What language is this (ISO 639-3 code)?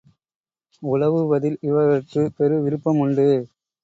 tam